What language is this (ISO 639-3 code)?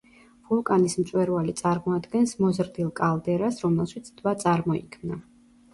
kat